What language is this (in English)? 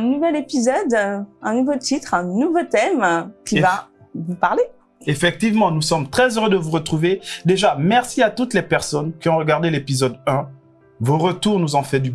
French